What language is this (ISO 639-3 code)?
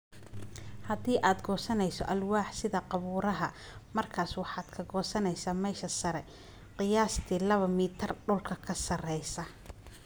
som